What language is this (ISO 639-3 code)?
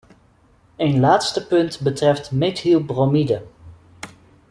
nld